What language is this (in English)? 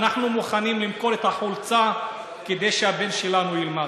Hebrew